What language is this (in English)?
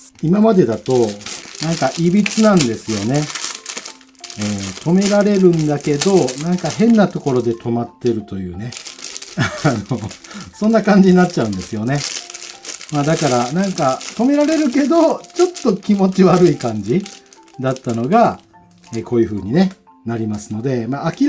Japanese